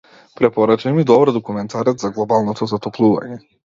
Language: Macedonian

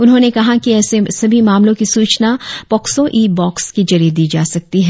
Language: Hindi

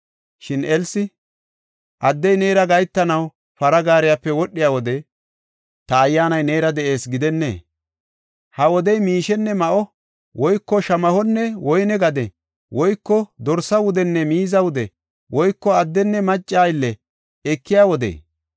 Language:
Gofa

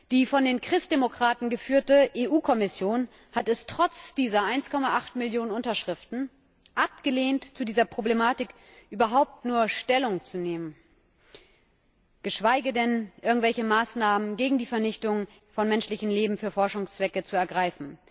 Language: German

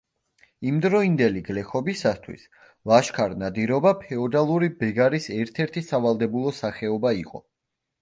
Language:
Georgian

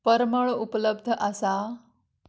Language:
Konkani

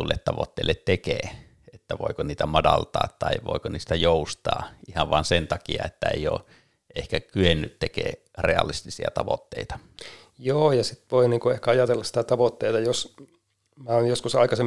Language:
Finnish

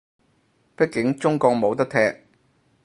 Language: Cantonese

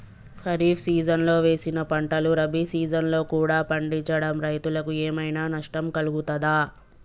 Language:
Telugu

